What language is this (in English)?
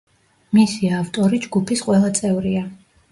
Georgian